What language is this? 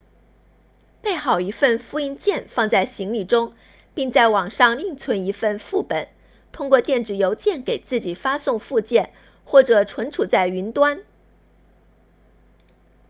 Chinese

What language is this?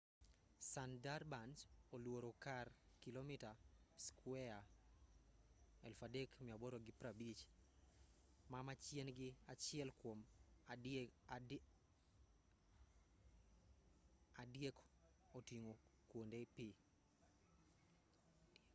Luo (Kenya and Tanzania)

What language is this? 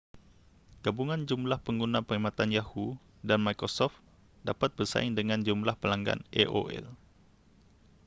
Malay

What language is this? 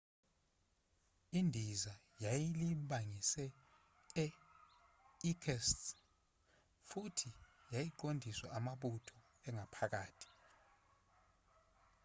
Zulu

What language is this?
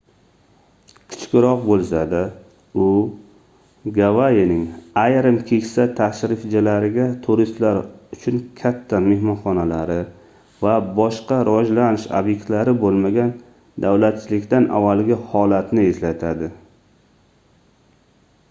Uzbek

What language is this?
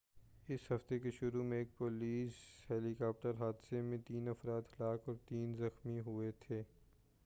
Urdu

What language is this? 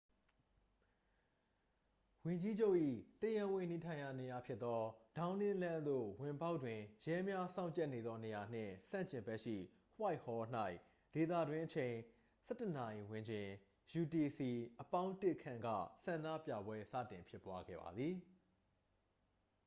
Burmese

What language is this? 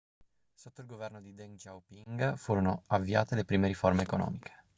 Italian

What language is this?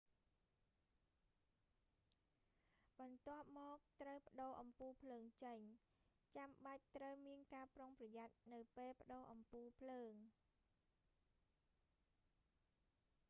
Khmer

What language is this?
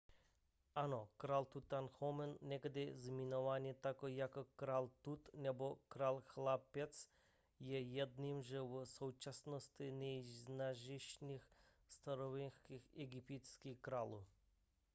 Czech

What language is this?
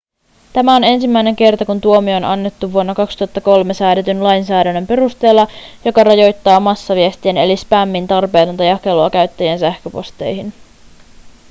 Finnish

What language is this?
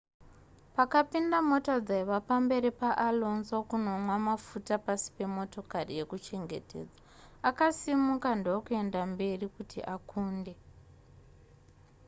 Shona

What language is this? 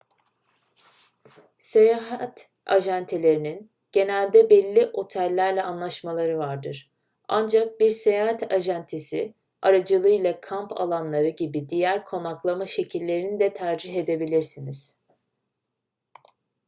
Turkish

